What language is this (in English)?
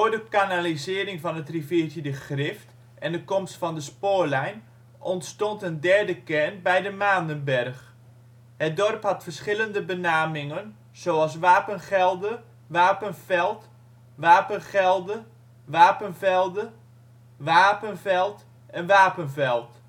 Dutch